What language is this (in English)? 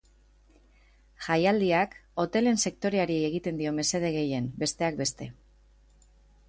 Basque